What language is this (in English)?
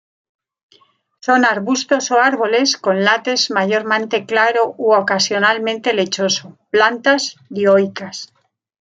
Spanish